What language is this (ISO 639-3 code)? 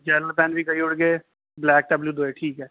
doi